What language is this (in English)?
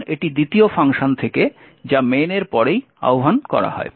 Bangla